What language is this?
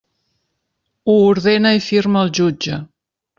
Catalan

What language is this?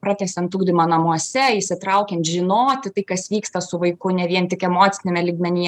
Lithuanian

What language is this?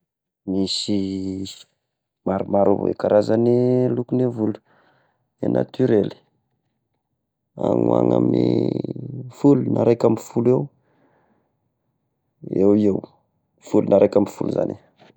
Tesaka Malagasy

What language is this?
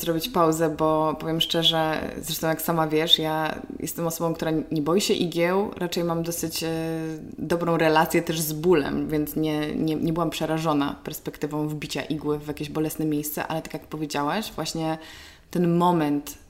Polish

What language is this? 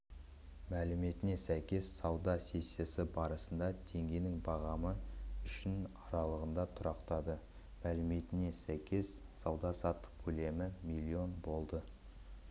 Kazakh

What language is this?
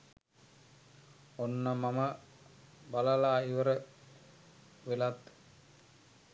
Sinhala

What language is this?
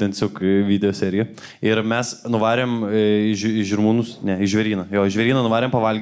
Lithuanian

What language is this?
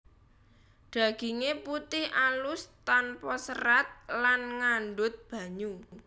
Javanese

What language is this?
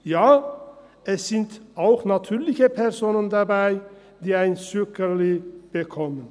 Swiss German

